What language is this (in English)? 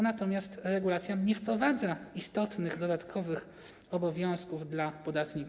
Polish